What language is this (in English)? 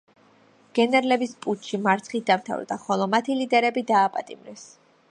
Georgian